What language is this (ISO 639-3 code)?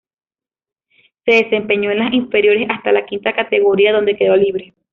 spa